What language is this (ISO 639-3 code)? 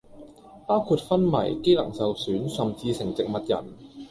yue